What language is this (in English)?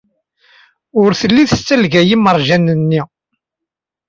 Kabyle